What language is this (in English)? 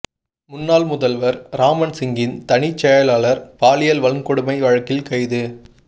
Tamil